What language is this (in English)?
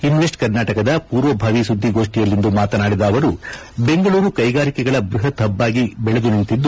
Kannada